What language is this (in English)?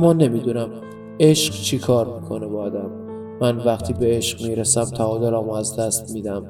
Persian